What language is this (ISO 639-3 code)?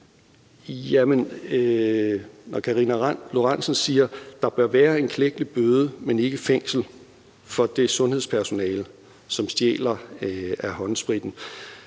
dan